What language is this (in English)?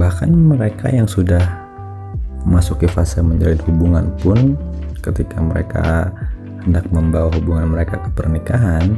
Indonesian